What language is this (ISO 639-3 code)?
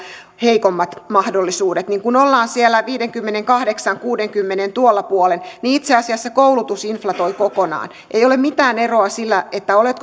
fin